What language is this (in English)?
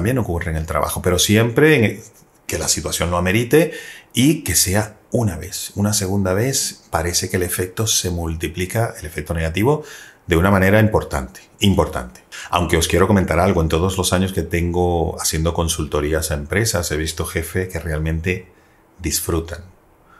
Spanish